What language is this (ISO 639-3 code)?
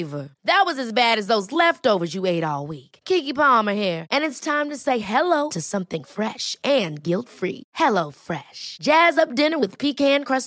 fil